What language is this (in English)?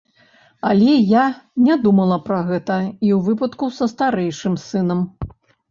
Belarusian